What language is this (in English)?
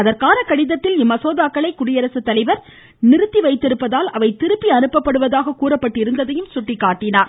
Tamil